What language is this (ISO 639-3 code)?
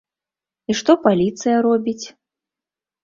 bel